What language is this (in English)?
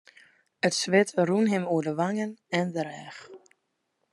Western Frisian